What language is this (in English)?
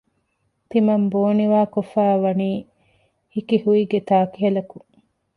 Divehi